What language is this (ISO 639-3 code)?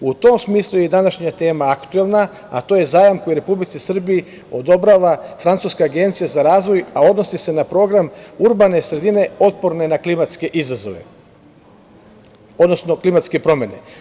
srp